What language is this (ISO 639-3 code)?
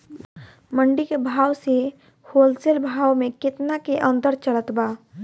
bho